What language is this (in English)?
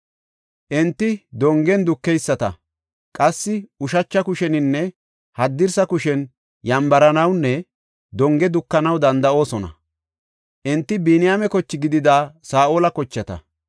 Gofa